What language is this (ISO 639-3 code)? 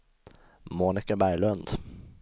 swe